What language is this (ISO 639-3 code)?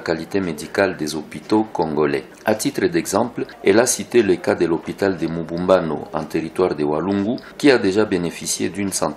fra